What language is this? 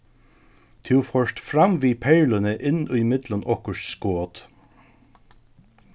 Faroese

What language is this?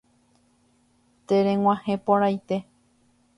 Guarani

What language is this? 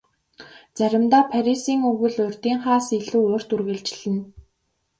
Mongolian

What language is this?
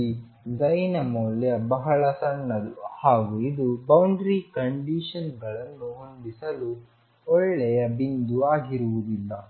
Kannada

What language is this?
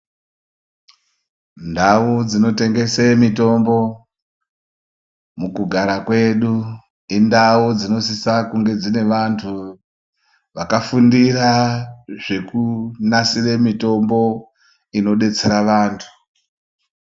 Ndau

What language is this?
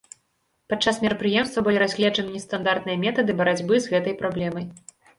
Belarusian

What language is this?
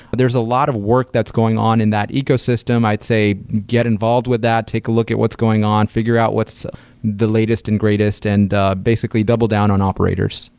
English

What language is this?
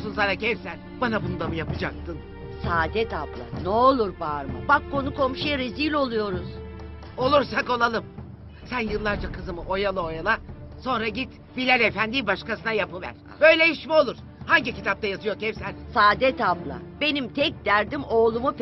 Turkish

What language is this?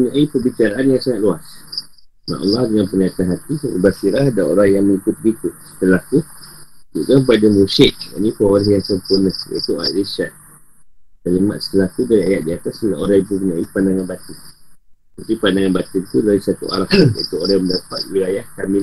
Malay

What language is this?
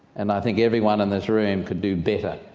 English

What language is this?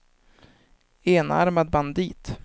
Swedish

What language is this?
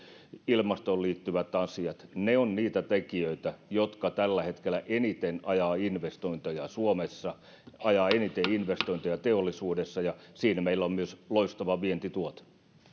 Finnish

